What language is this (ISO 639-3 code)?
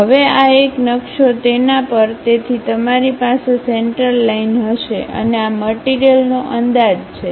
guj